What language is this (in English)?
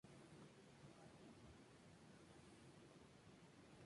Spanish